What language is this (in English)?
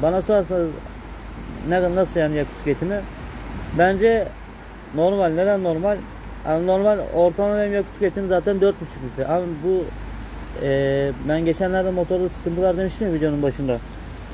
Turkish